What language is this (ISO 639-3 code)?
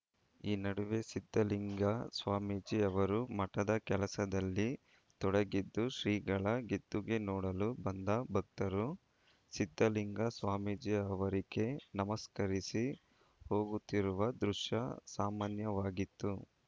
kan